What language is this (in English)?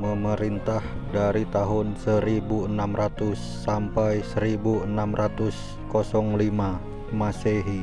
Indonesian